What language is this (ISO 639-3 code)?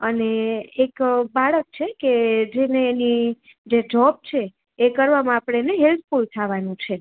guj